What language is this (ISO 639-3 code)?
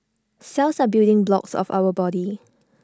eng